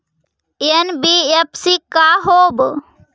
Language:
Magahi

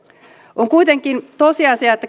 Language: Finnish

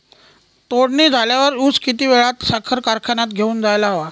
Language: Marathi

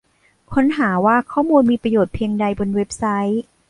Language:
Thai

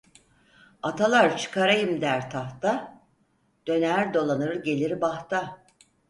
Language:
Turkish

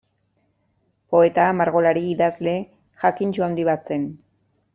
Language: Basque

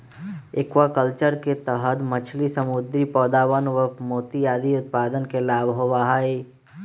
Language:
Magahi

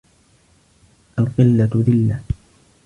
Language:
Arabic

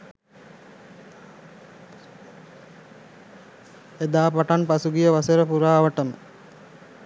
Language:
Sinhala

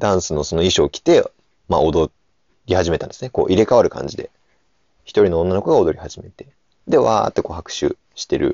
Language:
Japanese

